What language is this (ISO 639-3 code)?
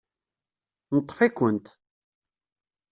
kab